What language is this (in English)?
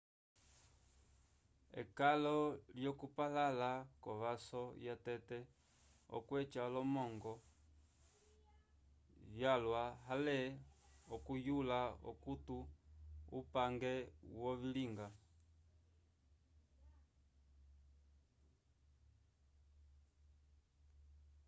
Umbundu